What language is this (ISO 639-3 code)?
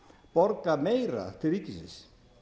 isl